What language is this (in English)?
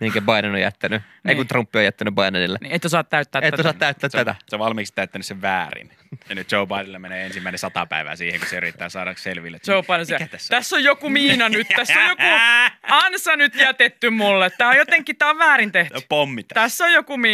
Finnish